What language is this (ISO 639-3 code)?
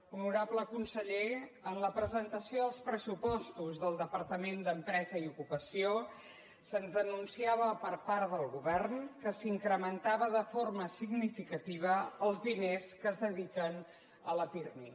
cat